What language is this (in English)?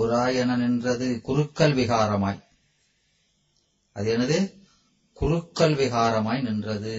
Tamil